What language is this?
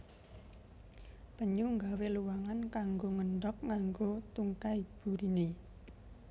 Javanese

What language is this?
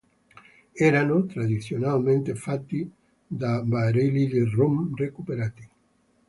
Italian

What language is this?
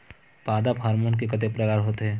Chhattisgarhi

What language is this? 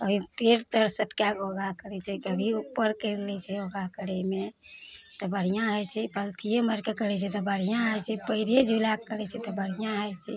Maithili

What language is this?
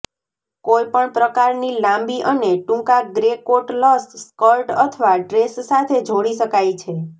Gujarati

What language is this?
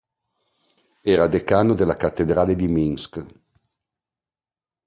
Italian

